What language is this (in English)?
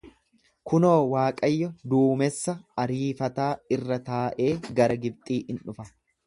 Oromo